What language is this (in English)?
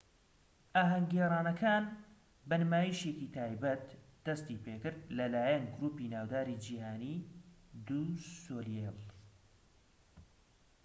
Central Kurdish